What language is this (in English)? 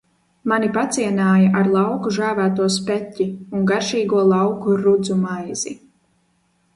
Latvian